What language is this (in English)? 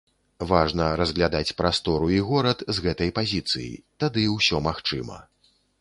Belarusian